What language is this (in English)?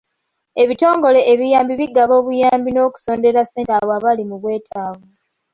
Ganda